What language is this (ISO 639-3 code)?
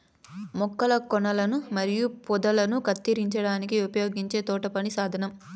tel